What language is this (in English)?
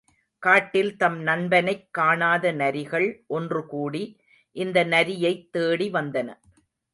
Tamil